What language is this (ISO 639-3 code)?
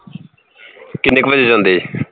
pan